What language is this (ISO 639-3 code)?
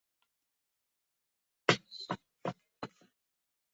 kat